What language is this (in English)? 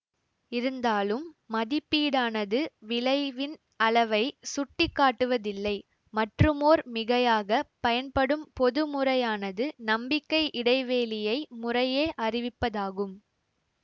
Tamil